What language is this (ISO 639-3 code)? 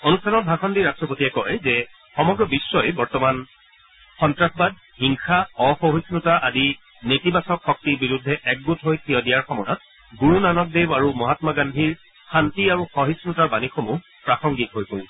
asm